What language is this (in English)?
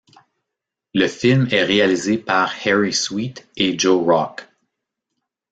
French